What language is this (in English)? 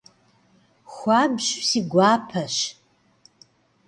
Kabardian